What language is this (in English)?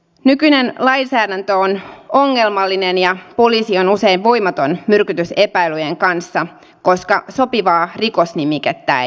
Finnish